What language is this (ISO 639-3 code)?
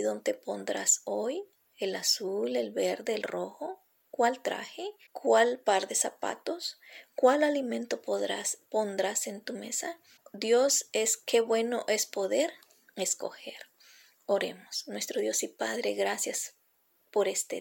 spa